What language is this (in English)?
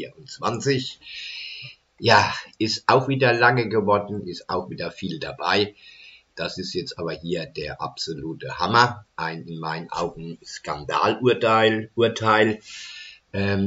German